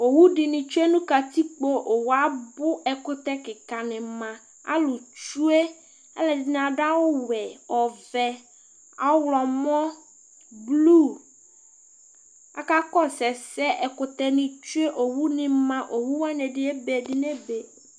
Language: Ikposo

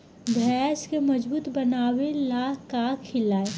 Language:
Bhojpuri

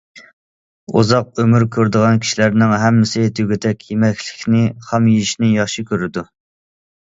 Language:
Uyghur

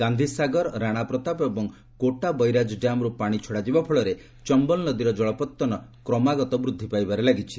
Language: Odia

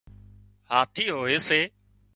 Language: Wadiyara Koli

